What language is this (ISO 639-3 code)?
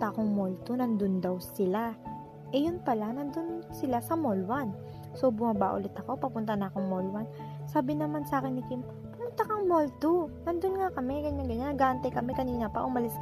fil